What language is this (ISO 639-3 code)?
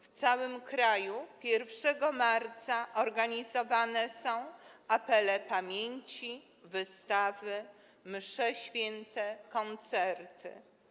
pol